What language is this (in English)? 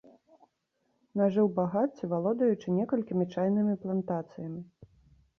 Belarusian